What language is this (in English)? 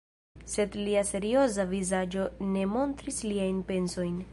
Esperanto